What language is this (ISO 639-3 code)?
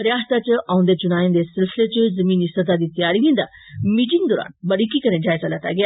doi